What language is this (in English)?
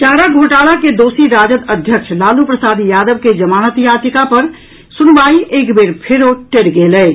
Maithili